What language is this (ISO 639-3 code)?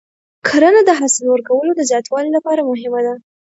pus